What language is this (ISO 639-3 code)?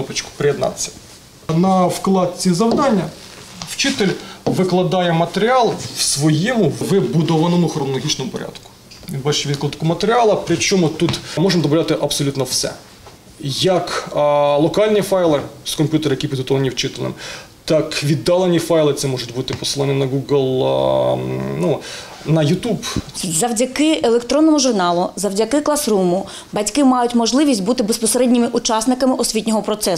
ukr